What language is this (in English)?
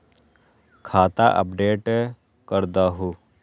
Magahi